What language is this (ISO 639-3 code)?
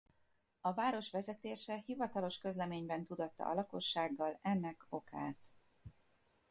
hun